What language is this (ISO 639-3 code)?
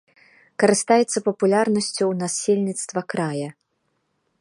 bel